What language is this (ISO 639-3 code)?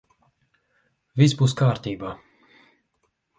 lav